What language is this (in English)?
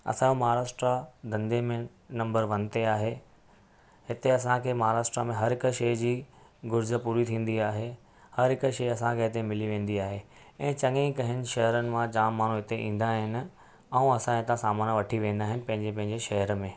Sindhi